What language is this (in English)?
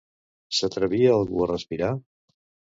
Catalan